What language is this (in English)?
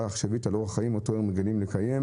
Hebrew